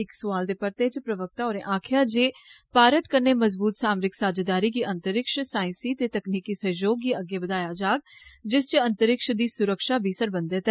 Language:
Dogri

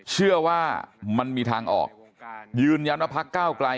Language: Thai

